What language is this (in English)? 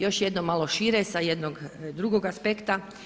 Croatian